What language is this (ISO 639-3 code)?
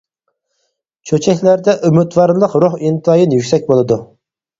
uig